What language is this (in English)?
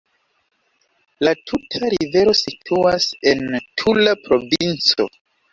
Esperanto